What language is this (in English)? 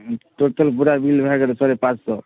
Maithili